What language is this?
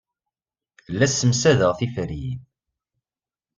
Kabyle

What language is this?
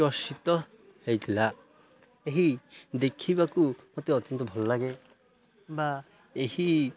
Odia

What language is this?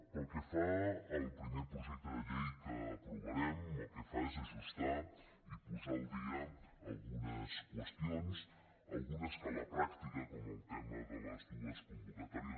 Catalan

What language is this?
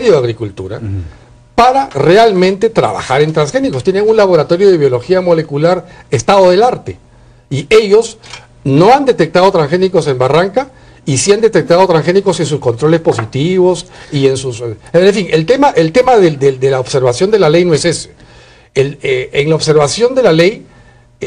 Spanish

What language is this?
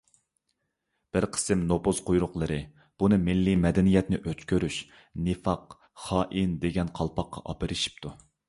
Uyghur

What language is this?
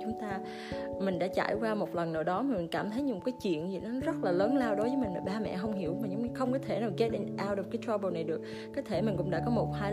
Vietnamese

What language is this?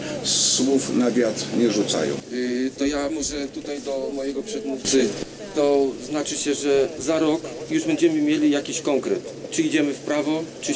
Polish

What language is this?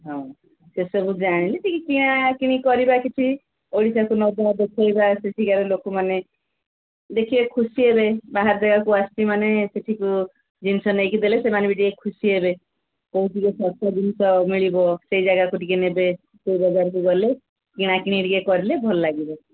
Odia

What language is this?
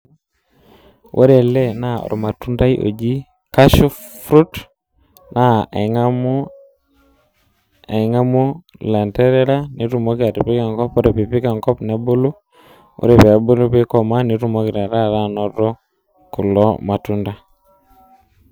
Masai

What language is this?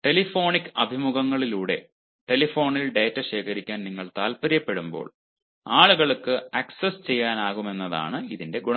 Malayalam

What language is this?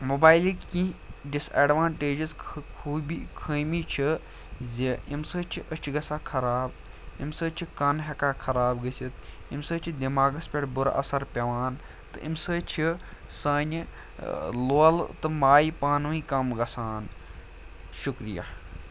Kashmiri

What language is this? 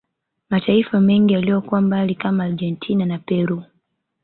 Swahili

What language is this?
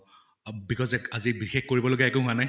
Assamese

